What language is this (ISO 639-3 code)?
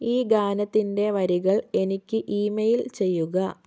mal